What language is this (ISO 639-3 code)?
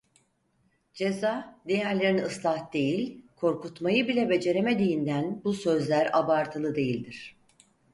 tur